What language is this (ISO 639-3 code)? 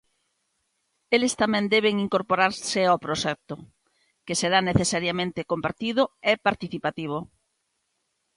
glg